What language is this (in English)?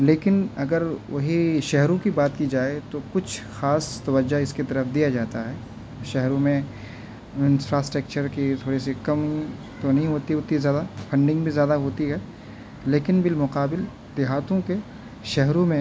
Urdu